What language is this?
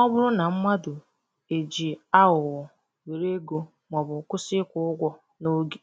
Igbo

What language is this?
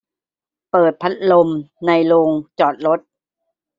Thai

